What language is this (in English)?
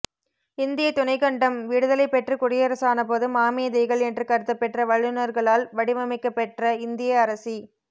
Tamil